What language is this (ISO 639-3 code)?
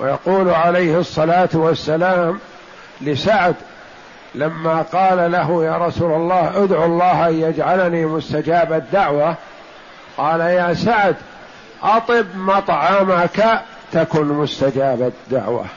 ara